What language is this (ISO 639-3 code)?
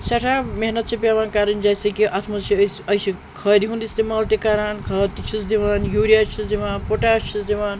kas